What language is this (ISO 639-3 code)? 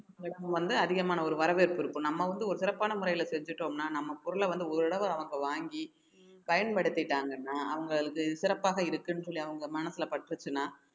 tam